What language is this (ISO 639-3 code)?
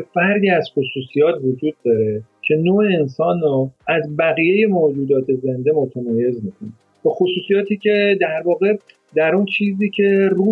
fas